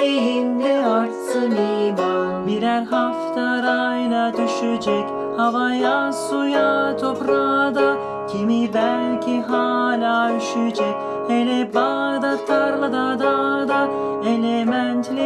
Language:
Turkish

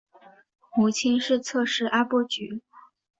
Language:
Chinese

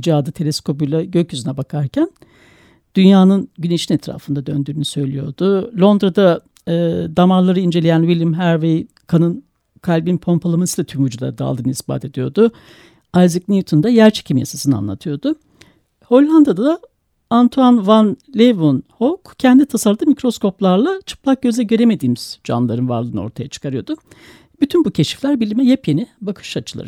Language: Turkish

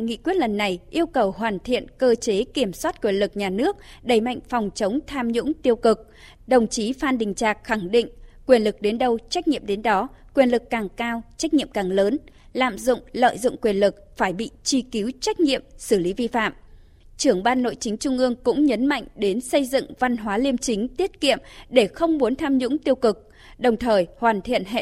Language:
Vietnamese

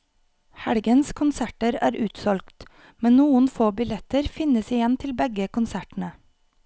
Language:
Norwegian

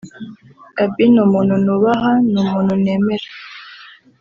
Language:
Kinyarwanda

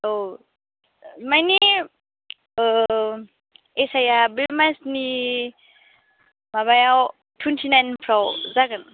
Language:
Bodo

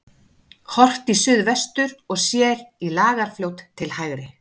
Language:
Icelandic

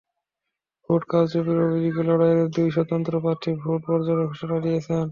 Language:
Bangla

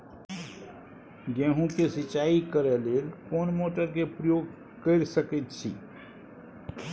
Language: Maithili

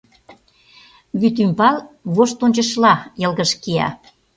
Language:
Mari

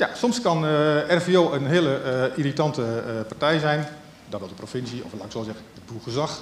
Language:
Dutch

